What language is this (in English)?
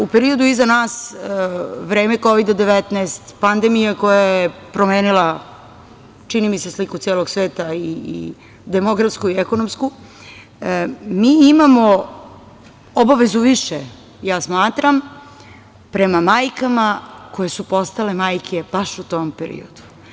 Serbian